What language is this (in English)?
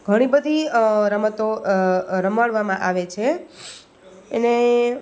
Gujarati